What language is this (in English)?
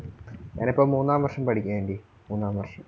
Malayalam